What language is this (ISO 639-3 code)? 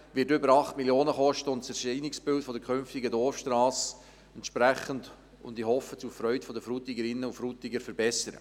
gsw